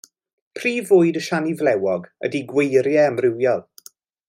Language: Welsh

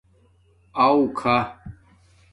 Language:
Domaaki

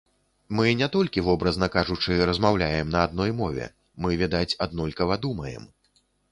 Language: Belarusian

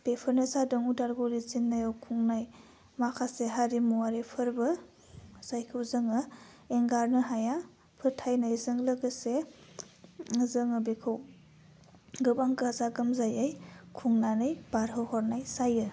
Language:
Bodo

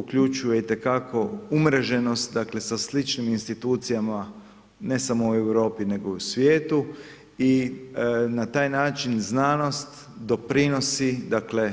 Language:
Croatian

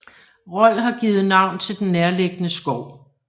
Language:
Danish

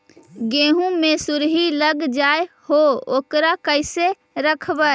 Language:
Magahi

